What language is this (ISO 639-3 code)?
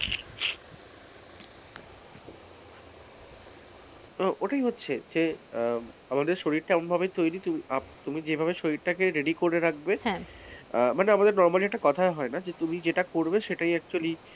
ben